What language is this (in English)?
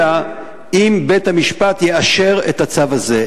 Hebrew